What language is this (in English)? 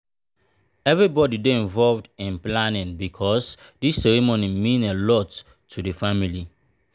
Nigerian Pidgin